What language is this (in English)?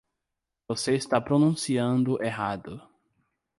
Portuguese